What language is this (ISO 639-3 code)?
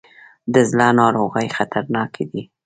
pus